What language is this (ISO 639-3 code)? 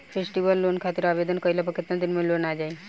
bho